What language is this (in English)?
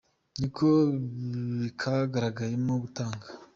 Kinyarwanda